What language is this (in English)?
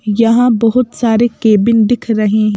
Hindi